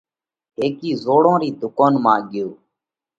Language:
Parkari Koli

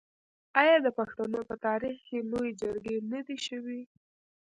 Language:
Pashto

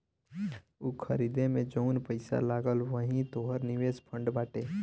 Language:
Bhojpuri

